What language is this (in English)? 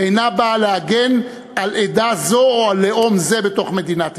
Hebrew